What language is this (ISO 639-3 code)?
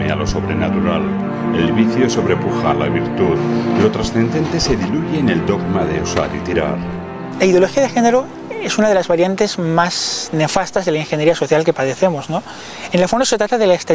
spa